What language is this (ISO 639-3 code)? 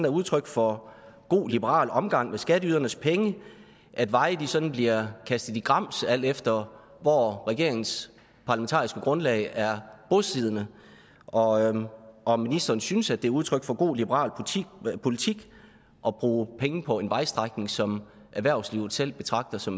dan